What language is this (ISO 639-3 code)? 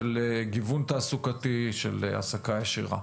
heb